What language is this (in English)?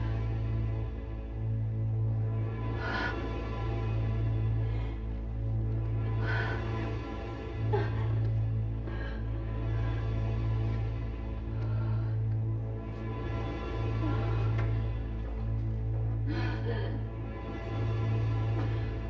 Indonesian